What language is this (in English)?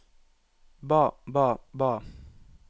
Norwegian